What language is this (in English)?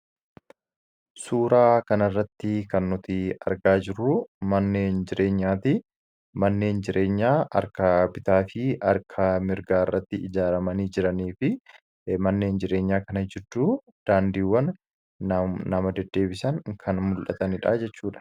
Oromo